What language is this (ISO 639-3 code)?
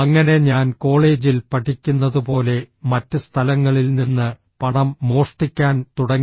mal